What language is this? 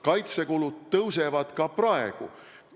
Estonian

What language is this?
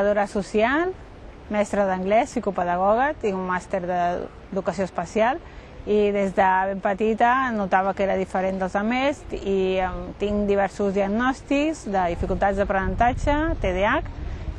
Catalan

